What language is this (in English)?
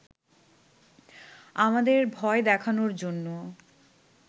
Bangla